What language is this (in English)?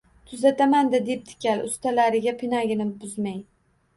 Uzbek